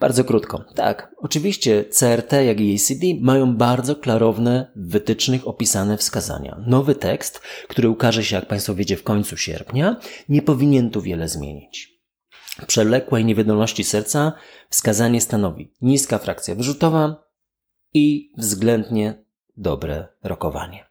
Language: Polish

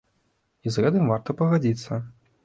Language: Belarusian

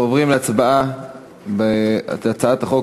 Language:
Hebrew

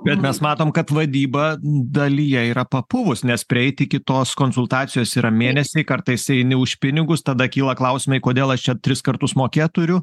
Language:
Lithuanian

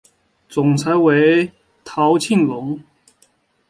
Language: Chinese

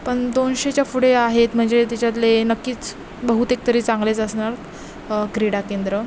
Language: Marathi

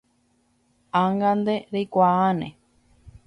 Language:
Guarani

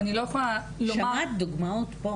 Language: Hebrew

